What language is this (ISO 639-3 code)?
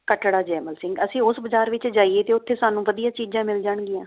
pan